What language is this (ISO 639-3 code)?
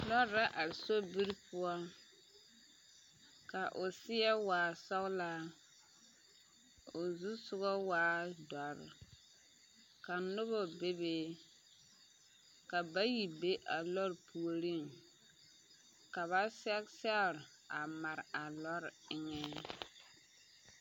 dga